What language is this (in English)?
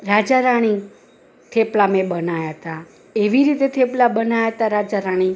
Gujarati